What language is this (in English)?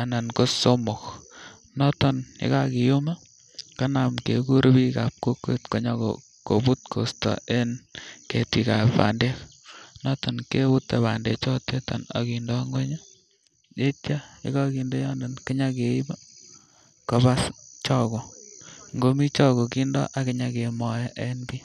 Kalenjin